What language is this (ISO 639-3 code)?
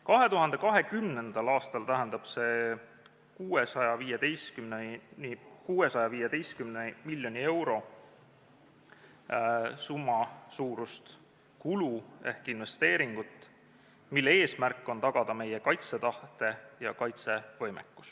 est